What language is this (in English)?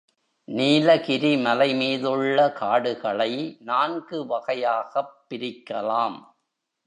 Tamil